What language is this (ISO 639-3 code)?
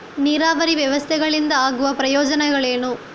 kan